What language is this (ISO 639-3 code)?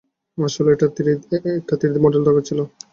ben